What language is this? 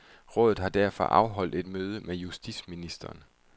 Danish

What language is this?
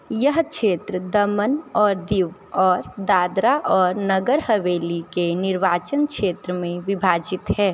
Hindi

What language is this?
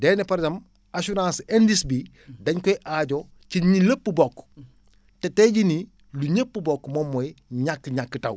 Wolof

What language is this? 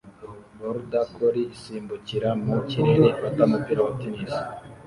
Kinyarwanda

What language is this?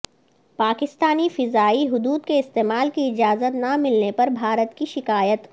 Urdu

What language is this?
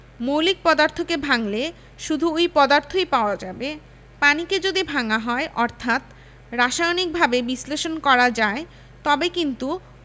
Bangla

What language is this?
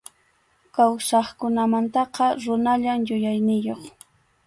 Arequipa-La Unión Quechua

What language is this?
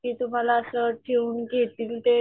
Marathi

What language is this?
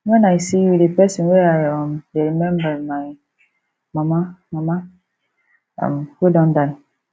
Nigerian Pidgin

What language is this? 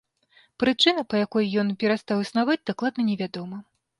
Belarusian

